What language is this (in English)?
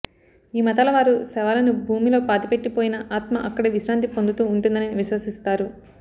Telugu